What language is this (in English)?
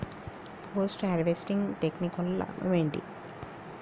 Telugu